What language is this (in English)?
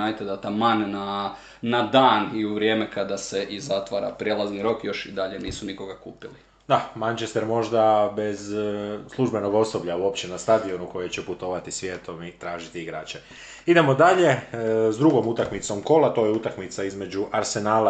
Croatian